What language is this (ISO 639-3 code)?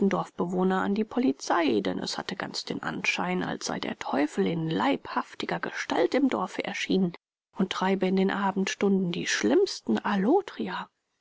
deu